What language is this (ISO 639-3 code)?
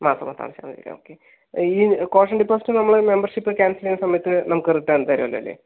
mal